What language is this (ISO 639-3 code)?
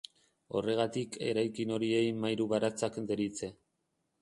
eus